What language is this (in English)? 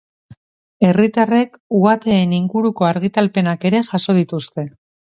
Basque